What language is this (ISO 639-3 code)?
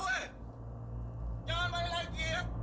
ind